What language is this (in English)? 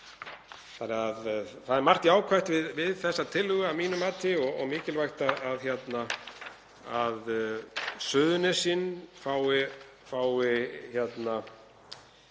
Icelandic